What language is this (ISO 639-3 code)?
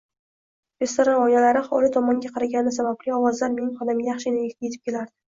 uzb